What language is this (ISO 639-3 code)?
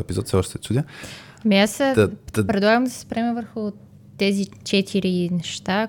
bul